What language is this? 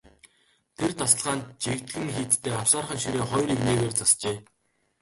Mongolian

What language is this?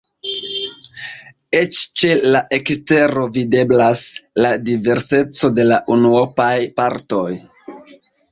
Esperanto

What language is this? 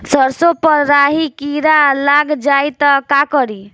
Bhojpuri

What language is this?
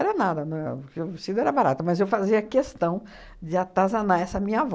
Portuguese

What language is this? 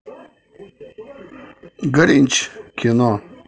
Russian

